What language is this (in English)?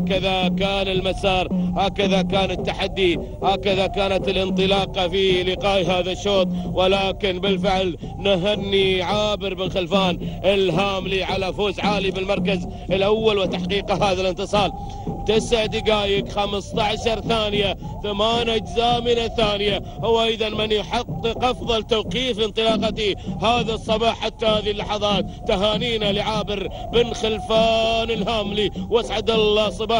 Arabic